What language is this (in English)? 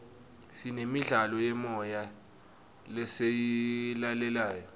Swati